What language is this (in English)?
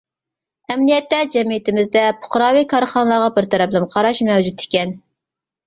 Uyghur